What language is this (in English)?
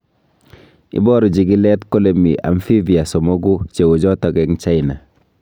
Kalenjin